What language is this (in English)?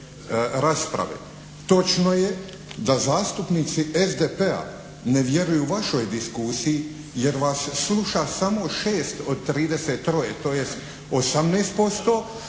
Croatian